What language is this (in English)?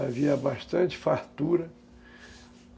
Portuguese